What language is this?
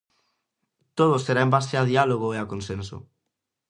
Galician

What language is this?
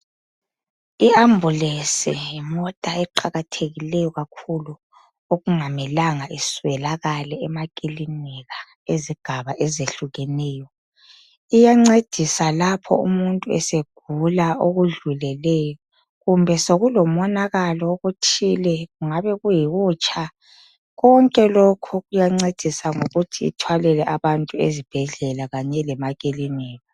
North Ndebele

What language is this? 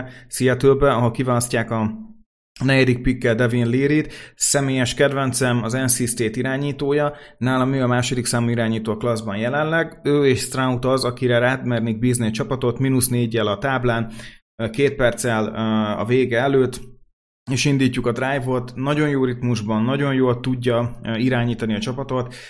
Hungarian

